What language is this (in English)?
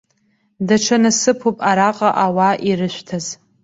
Abkhazian